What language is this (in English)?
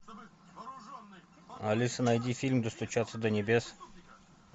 Russian